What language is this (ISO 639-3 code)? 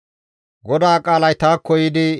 gmv